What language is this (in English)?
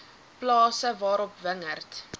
Afrikaans